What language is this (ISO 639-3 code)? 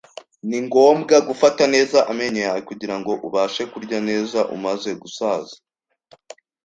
kin